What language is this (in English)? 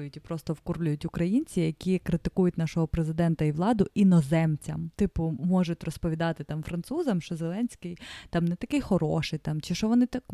Ukrainian